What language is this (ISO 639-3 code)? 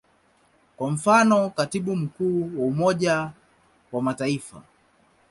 swa